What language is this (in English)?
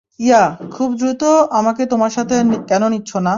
Bangla